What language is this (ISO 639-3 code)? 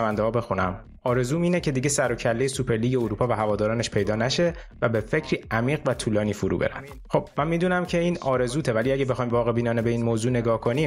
fas